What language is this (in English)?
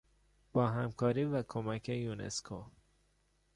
Persian